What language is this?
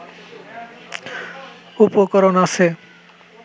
Bangla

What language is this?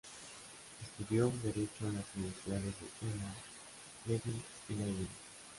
Spanish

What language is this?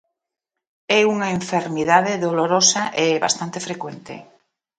Galician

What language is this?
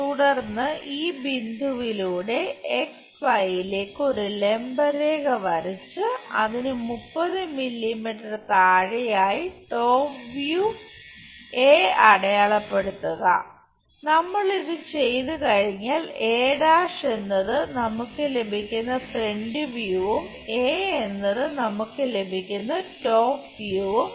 Malayalam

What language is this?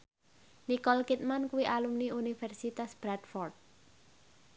Javanese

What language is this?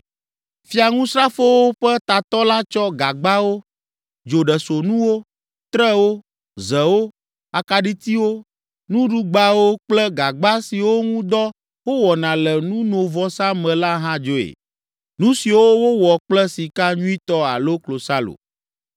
Ewe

